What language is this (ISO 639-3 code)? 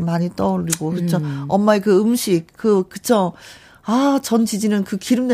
kor